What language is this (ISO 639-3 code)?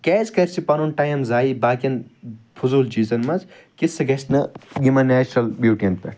kas